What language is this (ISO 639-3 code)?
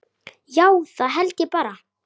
isl